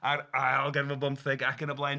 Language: Welsh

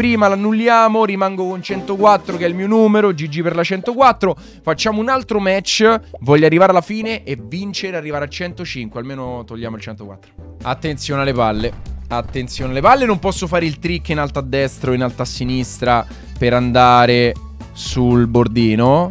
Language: Italian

